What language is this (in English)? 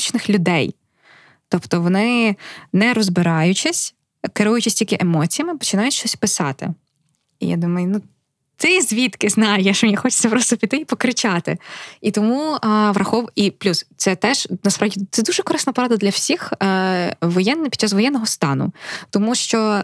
Ukrainian